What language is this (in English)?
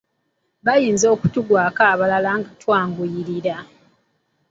Ganda